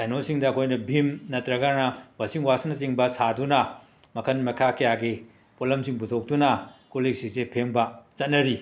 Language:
Manipuri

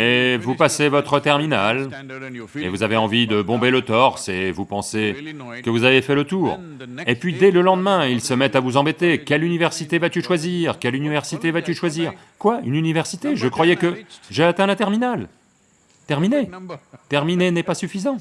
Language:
French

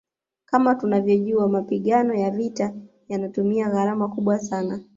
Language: Swahili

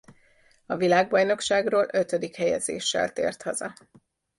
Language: Hungarian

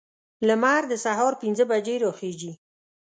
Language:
Pashto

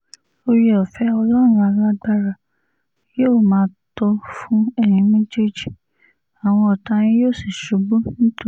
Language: Yoruba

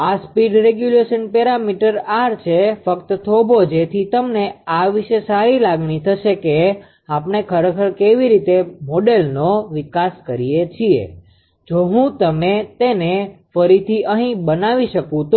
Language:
Gujarati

